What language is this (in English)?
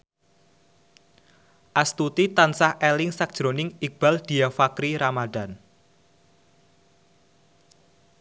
Javanese